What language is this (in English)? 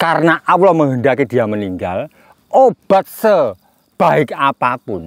Indonesian